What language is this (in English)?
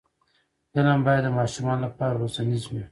Pashto